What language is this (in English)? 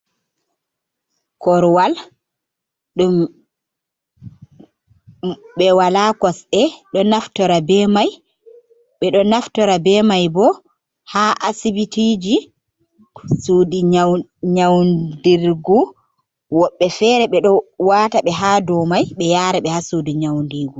Fula